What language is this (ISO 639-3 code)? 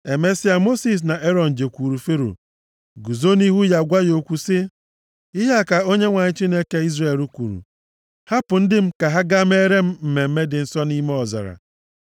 ibo